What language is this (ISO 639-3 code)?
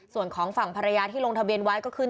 tha